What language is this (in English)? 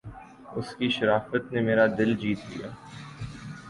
Urdu